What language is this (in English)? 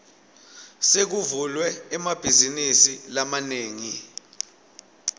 Swati